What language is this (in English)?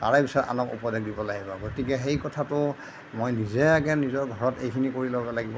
Assamese